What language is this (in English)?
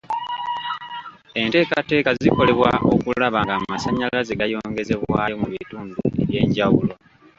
Ganda